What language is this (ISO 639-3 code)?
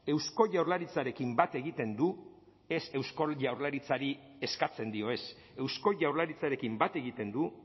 eus